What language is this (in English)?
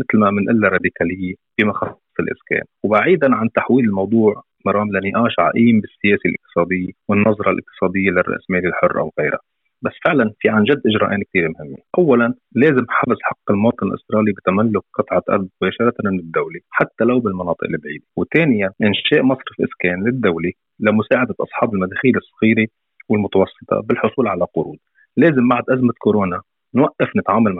Arabic